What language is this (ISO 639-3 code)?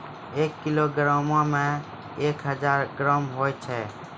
mai